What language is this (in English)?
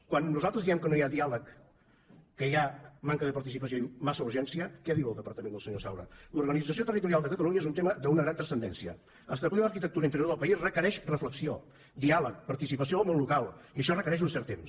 Catalan